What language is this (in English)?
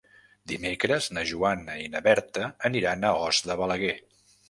Catalan